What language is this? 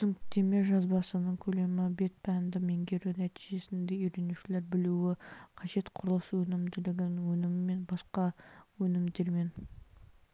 Kazakh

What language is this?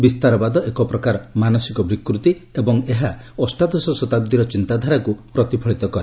Odia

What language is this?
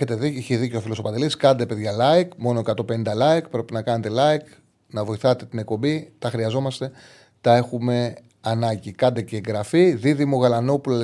Greek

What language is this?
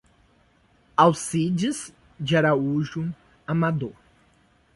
Portuguese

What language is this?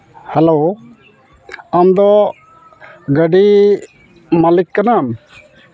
Santali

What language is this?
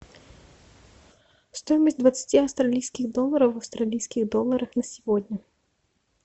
Russian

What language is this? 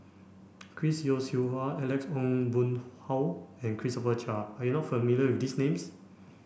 English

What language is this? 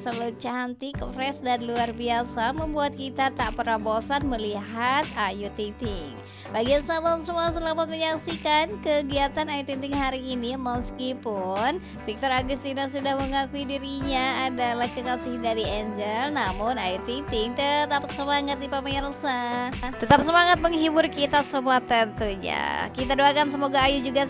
Indonesian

